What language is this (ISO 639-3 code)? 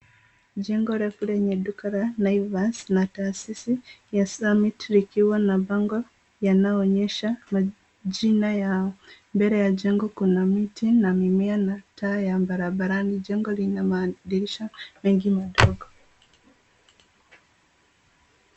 swa